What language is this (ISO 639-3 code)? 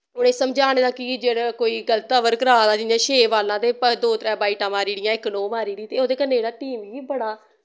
doi